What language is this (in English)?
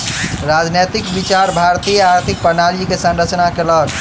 Maithili